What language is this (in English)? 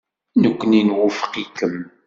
Kabyle